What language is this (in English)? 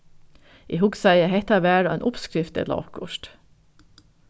Faroese